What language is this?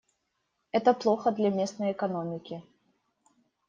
Russian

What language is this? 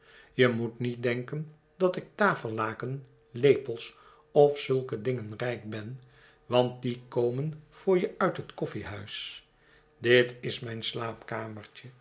Dutch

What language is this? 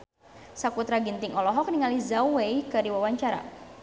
Sundanese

